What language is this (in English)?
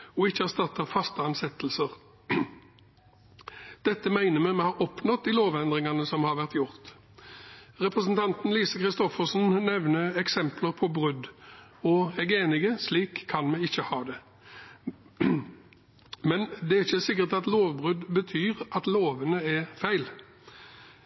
Norwegian Bokmål